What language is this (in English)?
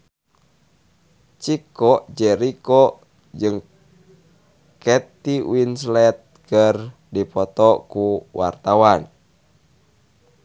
Sundanese